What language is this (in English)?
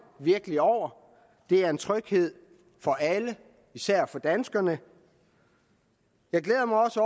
Danish